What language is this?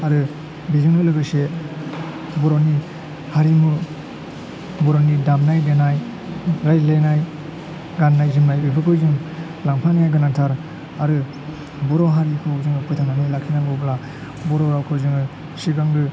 Bodo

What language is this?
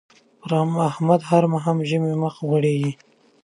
Pashto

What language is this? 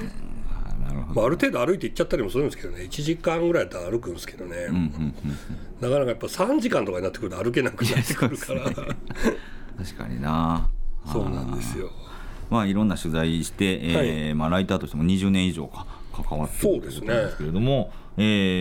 Japanese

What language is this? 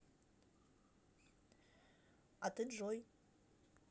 Russian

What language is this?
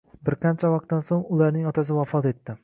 Uzbek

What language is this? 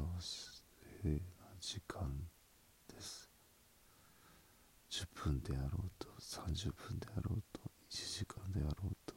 Japanese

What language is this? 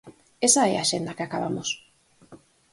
Galician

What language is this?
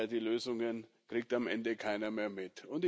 German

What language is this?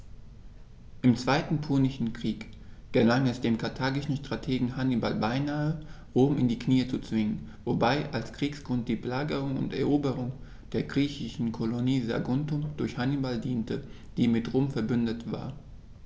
German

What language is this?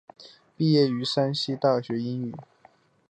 Chinese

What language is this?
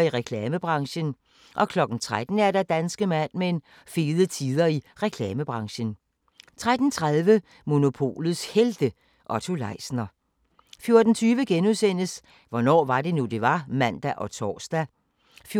Danish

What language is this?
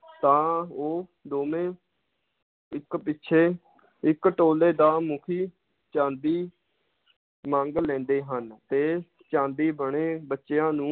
Punjabi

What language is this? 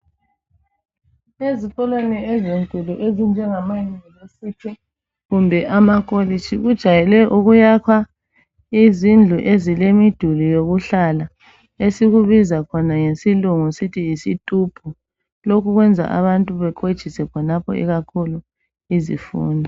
North Ndebele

